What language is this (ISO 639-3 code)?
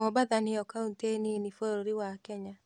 kik